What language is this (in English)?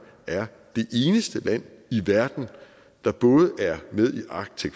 Danish